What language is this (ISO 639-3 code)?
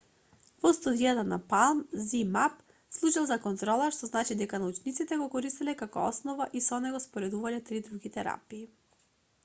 mkd